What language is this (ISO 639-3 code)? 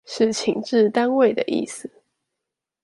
zho